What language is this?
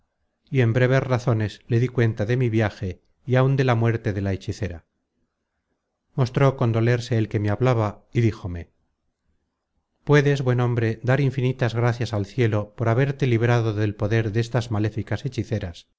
Spanish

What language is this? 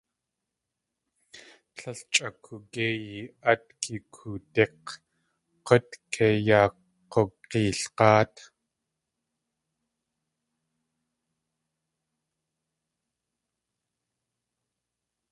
Tlingit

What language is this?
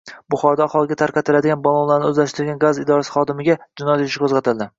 Uzbek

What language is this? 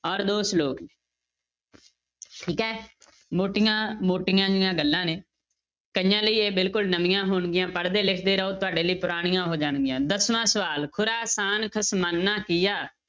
Punjabi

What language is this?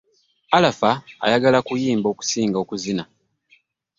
Ganda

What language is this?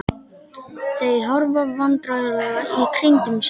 Icelandic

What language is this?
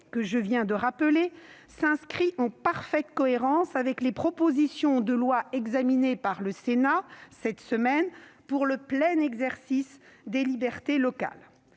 French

